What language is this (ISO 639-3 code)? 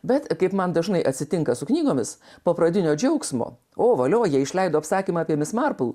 lit